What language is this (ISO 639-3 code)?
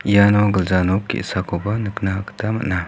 grt